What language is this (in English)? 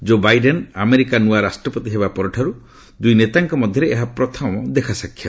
Odia